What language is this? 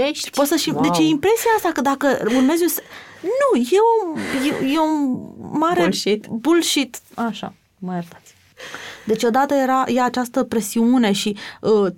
Romanian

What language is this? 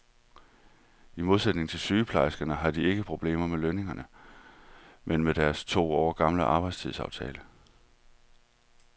Danish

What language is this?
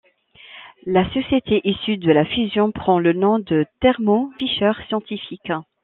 French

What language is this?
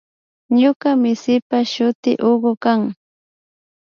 Imbabura Highland Quichua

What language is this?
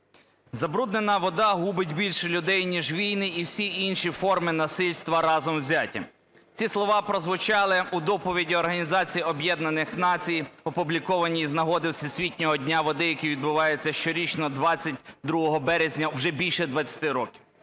Ukrainian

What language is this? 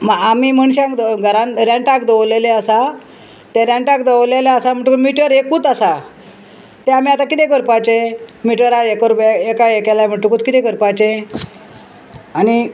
Konkani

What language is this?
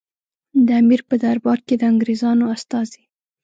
Pashto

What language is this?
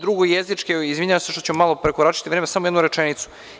Serbian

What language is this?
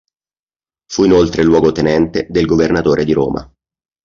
Italian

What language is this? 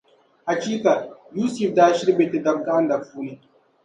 Dagbani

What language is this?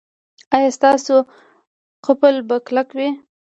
Pashto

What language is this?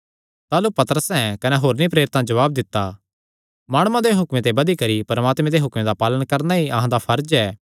Kangri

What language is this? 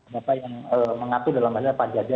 Indonesian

